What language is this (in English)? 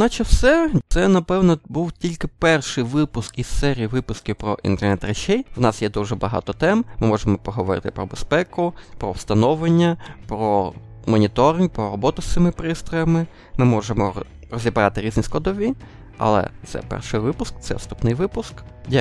Ukrainian